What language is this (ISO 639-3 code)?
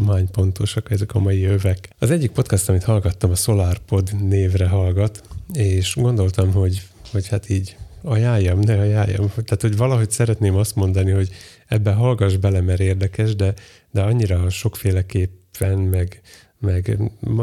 hun